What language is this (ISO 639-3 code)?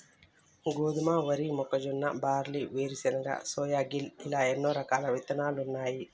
tel